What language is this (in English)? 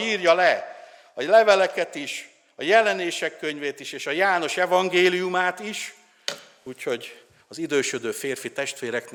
Hungarian